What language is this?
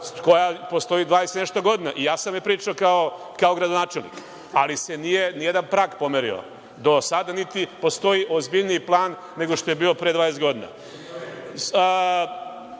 Serbian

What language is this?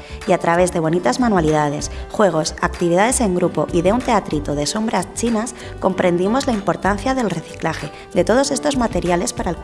Spanish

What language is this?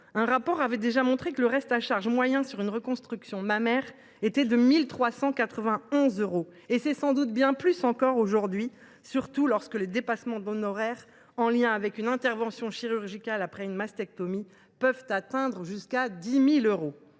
French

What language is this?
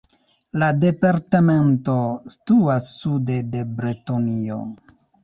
Esperanto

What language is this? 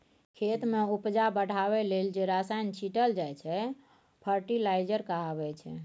Maithili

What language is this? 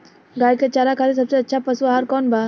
Bhojpuri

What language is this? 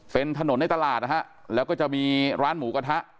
Thai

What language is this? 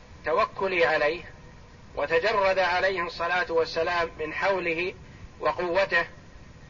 Arabic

